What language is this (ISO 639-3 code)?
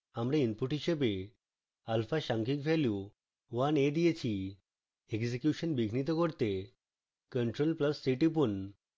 ben